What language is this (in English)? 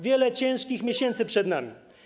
Polish